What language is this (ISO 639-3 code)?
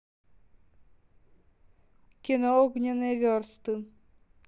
rus